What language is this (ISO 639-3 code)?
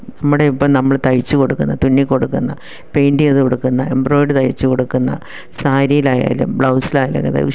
mal